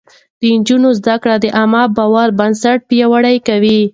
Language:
Pashto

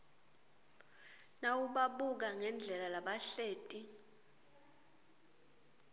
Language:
Swati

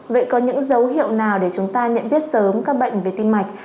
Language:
Vietnamese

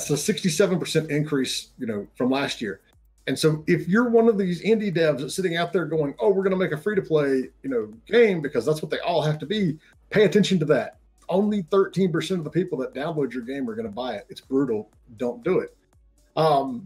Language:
English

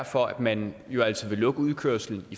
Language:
Danish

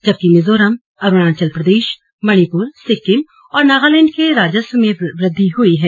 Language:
Hindi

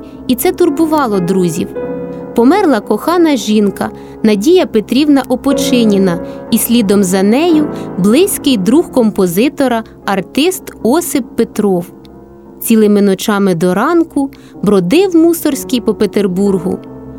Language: Ukrainian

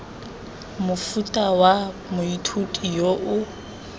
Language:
Tswana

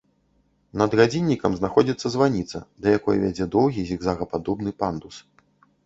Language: Belarusian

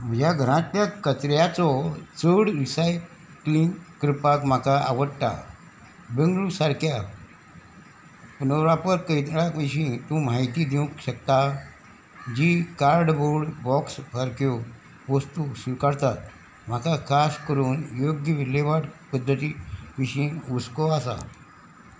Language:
Konkani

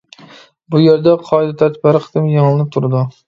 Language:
Uyghur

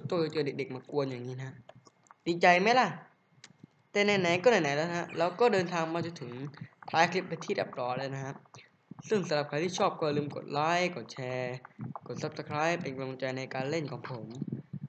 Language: Thai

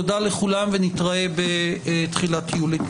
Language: Hebrew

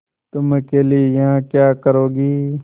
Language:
Hindi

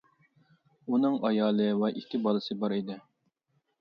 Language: Uyghur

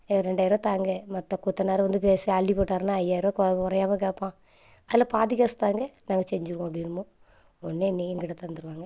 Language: Tamil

